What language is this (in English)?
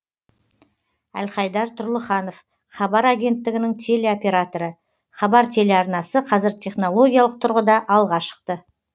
Kazakh